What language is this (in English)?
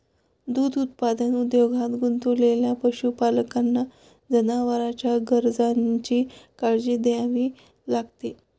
Marathi